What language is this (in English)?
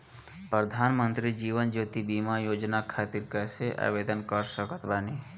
Bhojpuri